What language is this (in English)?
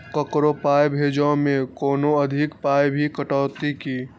Maithili